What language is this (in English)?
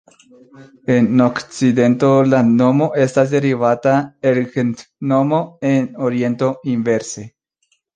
Esperanto